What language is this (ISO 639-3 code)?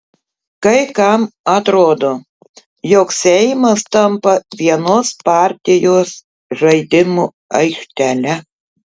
lit